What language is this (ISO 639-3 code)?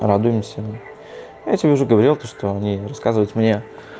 rus